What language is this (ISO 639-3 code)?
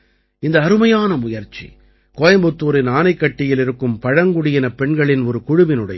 tam